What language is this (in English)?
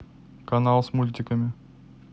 Russian